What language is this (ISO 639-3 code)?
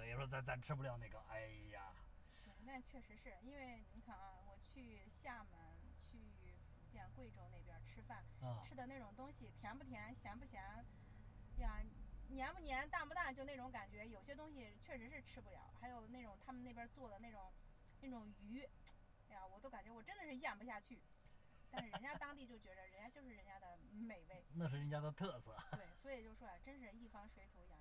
zho